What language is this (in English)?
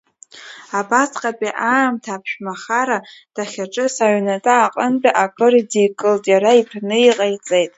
Abkhazian